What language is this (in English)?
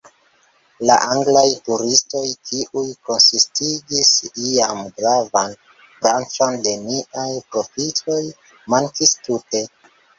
Esperanto